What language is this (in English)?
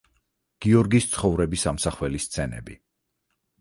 Georgian